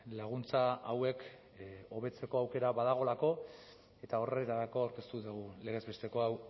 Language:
Basque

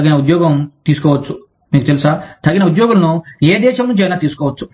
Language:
Telugu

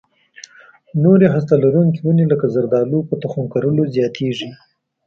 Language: Pashto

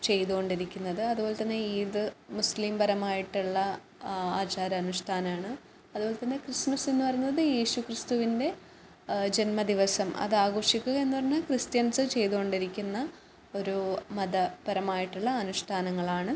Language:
Malayalam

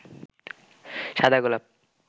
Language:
Bangla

